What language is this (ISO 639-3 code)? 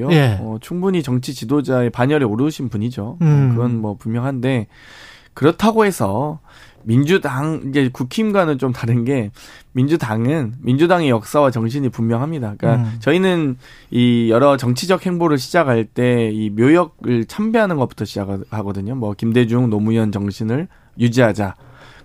kor